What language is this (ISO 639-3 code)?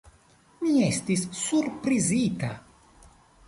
epo